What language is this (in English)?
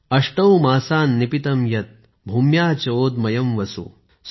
Marathi